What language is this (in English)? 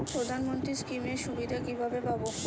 Bangla